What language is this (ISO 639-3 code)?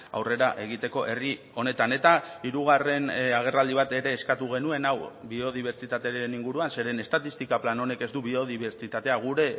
eus